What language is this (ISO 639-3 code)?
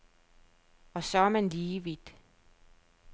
dan